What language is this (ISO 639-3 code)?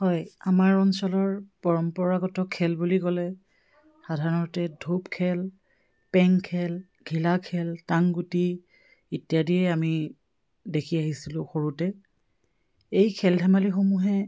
asm